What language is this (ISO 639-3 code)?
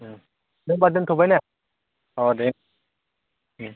brx